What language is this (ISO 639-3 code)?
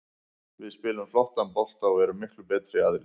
isl